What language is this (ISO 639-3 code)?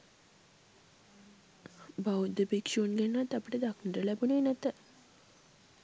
sin